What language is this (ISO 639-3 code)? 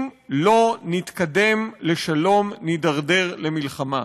heb